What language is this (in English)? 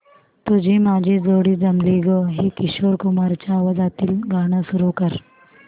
Marathi